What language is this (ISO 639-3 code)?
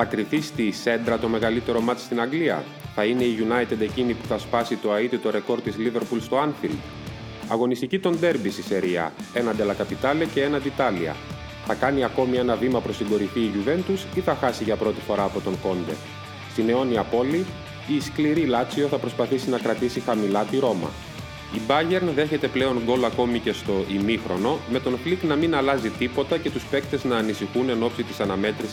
ell